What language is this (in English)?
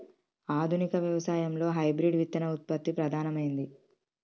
Telugu